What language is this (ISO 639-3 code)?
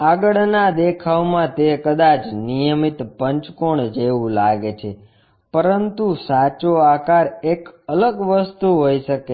guj